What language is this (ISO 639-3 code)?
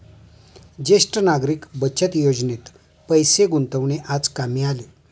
mar